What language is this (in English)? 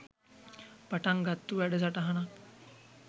Sinhala